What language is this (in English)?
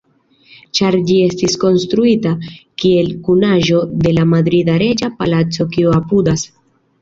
Esperanto